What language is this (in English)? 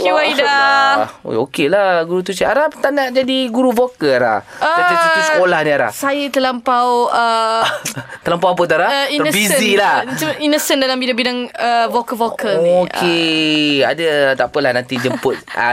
Malay